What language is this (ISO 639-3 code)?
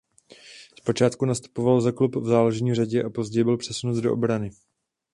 ces